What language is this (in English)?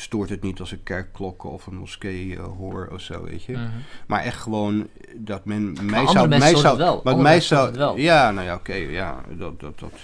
Dutch